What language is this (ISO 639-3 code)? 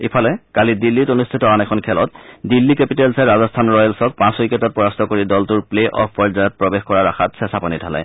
asm